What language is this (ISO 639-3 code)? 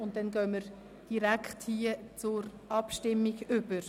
gsw